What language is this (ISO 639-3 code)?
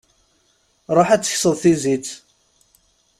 kab